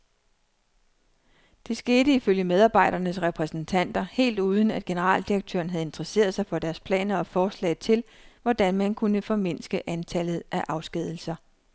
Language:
Danish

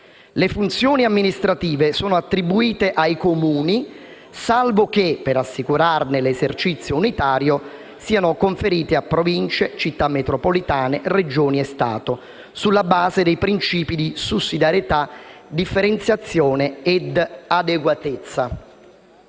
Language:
Italian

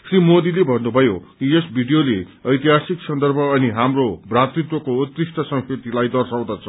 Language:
Nepali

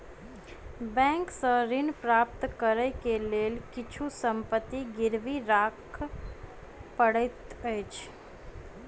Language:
Maithili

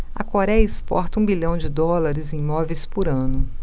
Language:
Portuguese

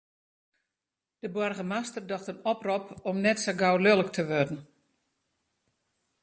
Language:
Western Frisian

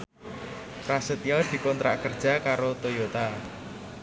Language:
Javanese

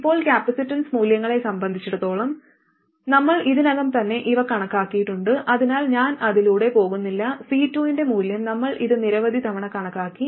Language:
Malayalam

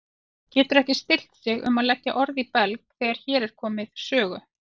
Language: Icelandic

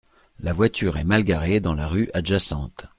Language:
French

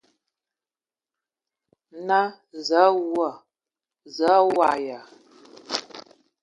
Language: Ewondo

